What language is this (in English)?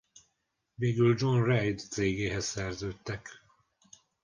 Hungarian